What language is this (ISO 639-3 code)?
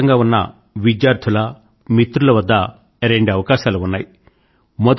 tel